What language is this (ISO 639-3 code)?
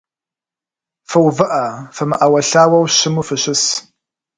kbd